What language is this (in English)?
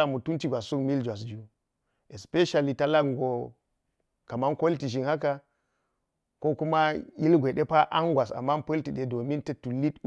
Geji